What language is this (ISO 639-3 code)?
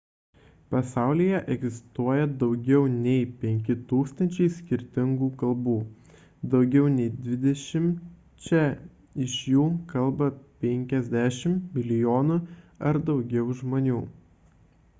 lit